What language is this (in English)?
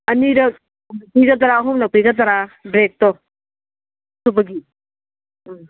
Manipuri